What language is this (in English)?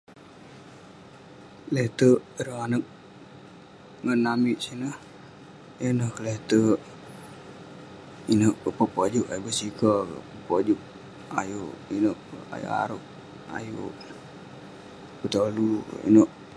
Western Penan